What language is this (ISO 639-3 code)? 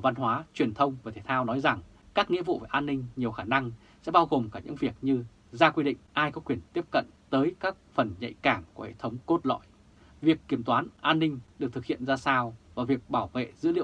vie